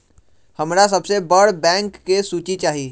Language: Magahi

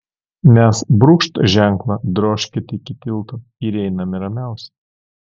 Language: Lithuanian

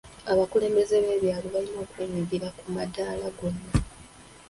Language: Ganda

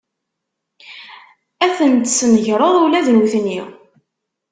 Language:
Kabyle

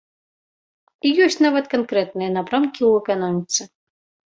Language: Belarusian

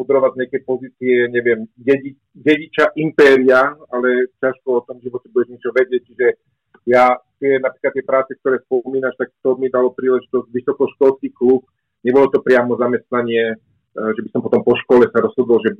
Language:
Slovak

